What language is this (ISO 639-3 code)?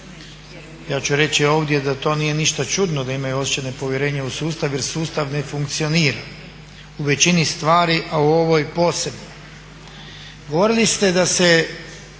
hrv